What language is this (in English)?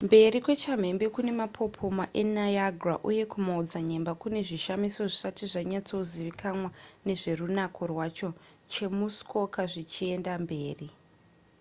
Shona